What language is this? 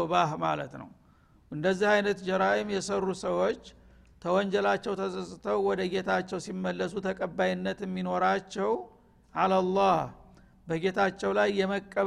Amharic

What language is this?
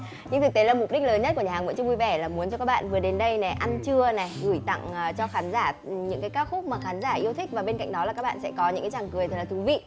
Vietnamese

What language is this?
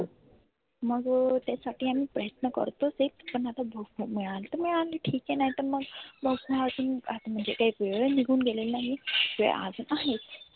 Marathi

